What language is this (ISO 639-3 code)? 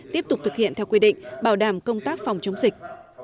vie